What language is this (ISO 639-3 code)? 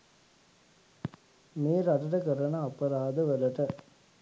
sin